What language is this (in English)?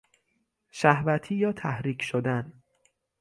Persian